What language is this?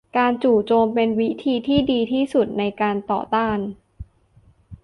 Thai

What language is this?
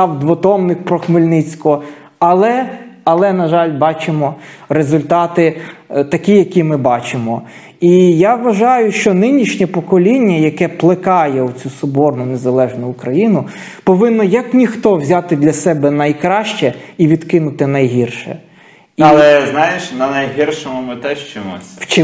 Ukrainian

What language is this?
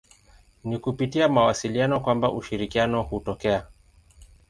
Swahili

